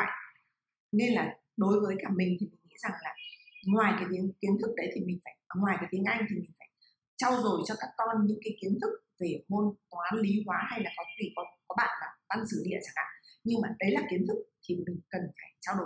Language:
Vietnamese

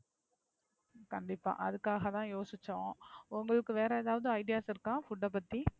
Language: Tamil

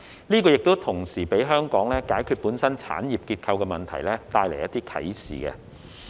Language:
Cantonese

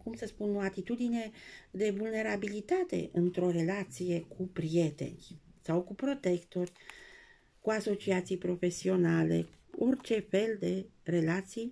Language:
Romanian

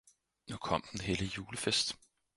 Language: Danish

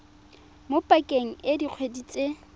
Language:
Tswana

